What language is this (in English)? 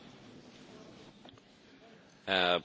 German